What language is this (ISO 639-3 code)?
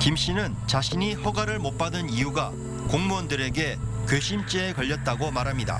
kor